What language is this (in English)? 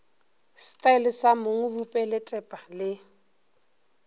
Northern Sotho